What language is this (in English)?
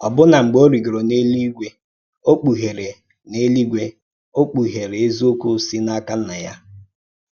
Igbo